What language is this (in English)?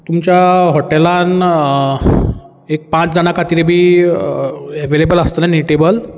Konkani